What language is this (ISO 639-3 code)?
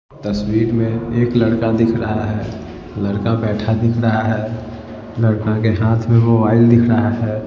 hin